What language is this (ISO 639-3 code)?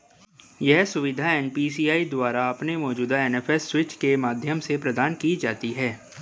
hin